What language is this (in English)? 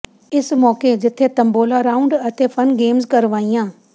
Punjabi